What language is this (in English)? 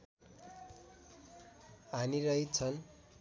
Nepali